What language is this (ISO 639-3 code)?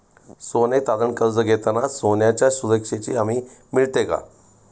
mar